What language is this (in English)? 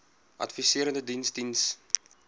Afrikaans